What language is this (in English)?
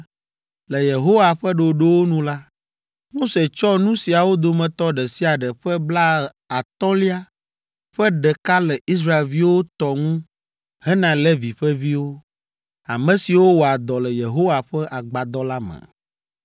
Ewe